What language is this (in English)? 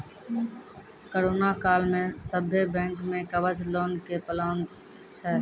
Maithili